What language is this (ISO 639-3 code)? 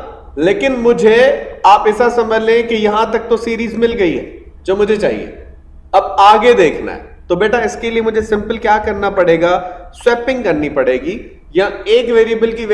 hin